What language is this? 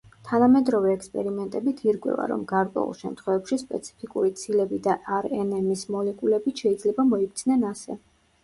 Georgian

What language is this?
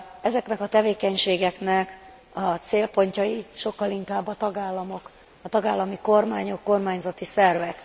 Hungarian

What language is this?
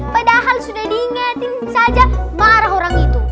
Indonesian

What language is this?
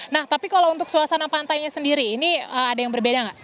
Indonesian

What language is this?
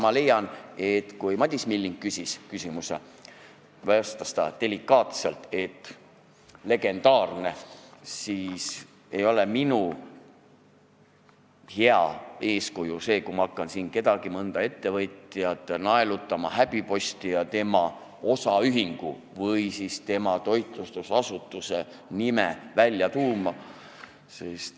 Estonian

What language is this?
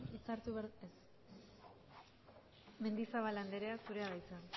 Basque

